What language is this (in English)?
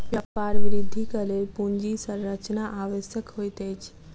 Maithili